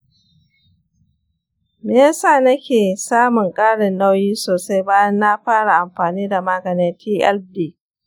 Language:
Hausa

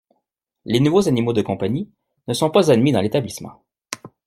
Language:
French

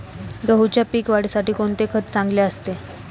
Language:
Marathi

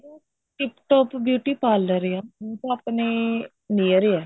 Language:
Punjabi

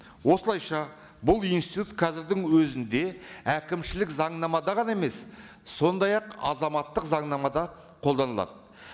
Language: Kazakh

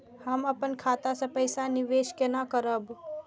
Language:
Maithili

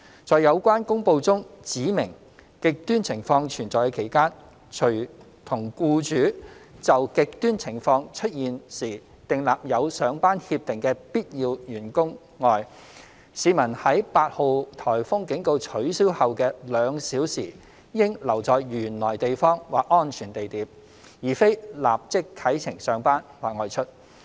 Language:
Cantonese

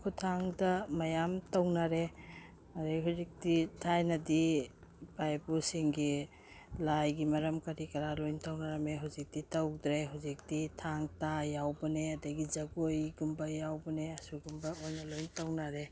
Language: Manipuri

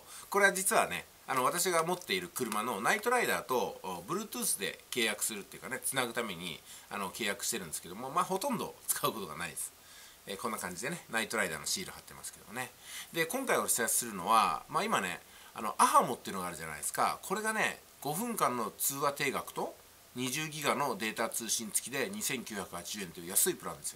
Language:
Japanese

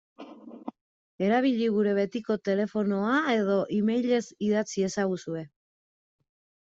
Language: Basque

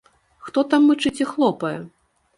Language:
Belarusian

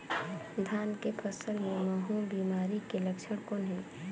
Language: Chhattisgarhi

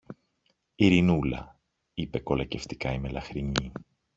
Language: Greek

